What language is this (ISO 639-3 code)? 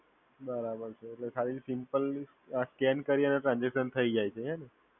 guj